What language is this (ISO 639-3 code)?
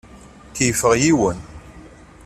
kab